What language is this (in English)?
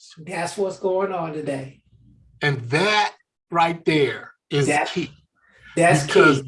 English